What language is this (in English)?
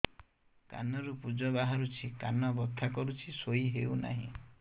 Odia